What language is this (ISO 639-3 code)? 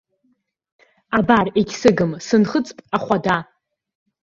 abk